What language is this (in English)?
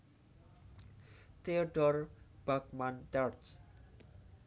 Javanese